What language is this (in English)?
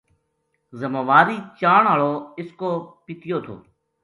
Gujari